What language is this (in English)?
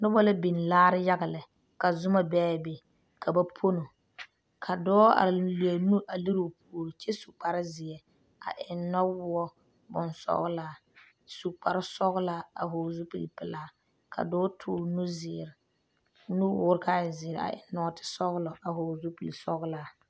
Southern Dagaare